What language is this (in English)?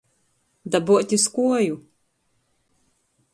Latgalian